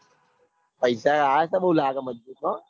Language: Gujarati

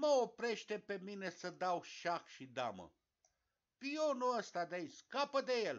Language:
Romanian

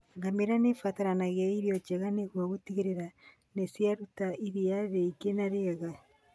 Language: Kikuyu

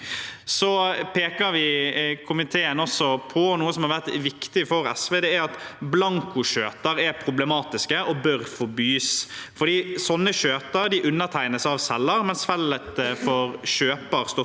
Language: Norwegian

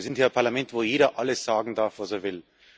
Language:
German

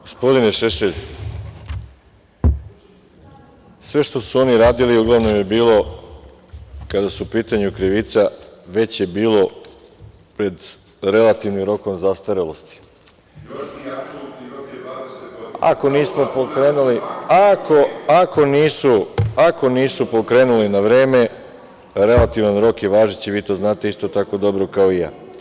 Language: Serbian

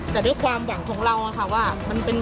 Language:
Thai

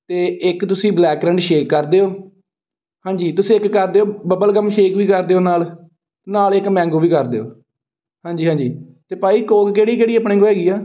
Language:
Punjabi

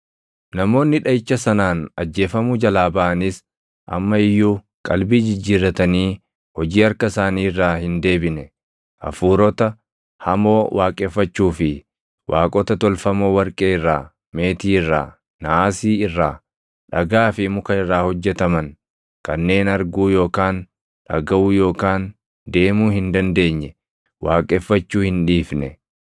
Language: Oromo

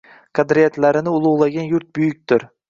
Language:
Uzbek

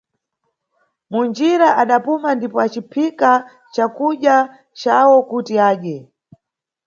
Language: Nyungwe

